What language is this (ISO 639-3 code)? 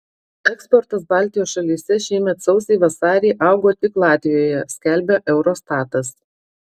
lit